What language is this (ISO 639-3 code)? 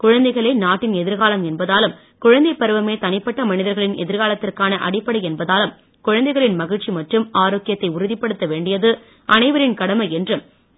tam